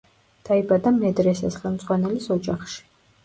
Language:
Georgian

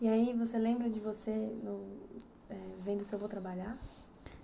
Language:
Portuguese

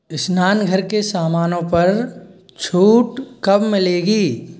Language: Hindi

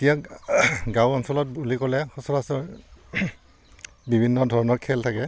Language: Assamese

